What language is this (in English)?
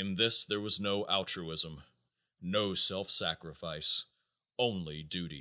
English